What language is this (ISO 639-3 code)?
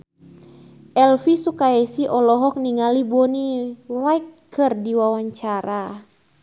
sun